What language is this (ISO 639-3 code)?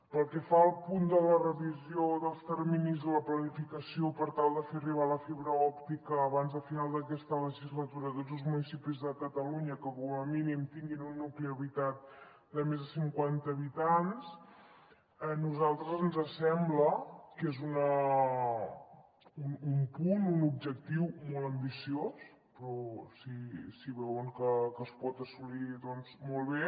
cat